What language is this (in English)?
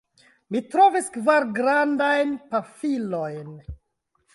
Esperanto